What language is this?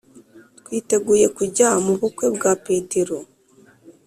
Kinyarwanda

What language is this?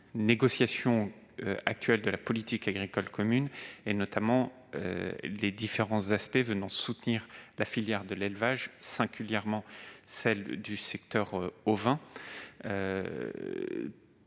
French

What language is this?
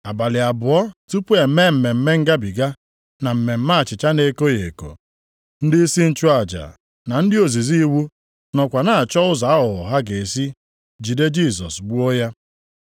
Igbo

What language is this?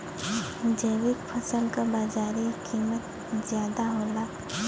Bhojpuri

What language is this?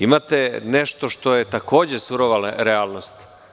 Serbian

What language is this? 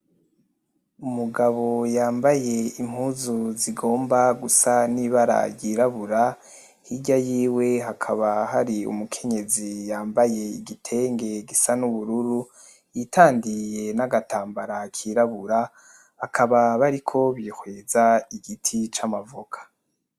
Rundi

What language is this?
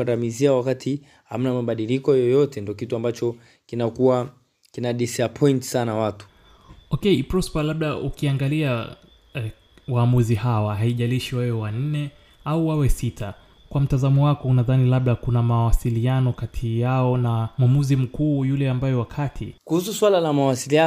Swahili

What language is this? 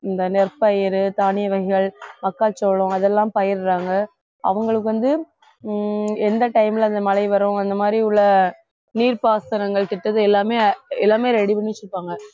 Tamil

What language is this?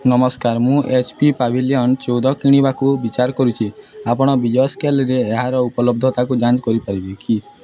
Odia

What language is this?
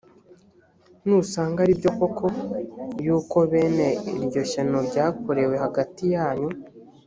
Kinyarwanda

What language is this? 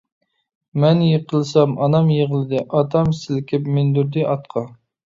Uyghur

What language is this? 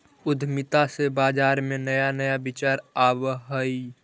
Magahi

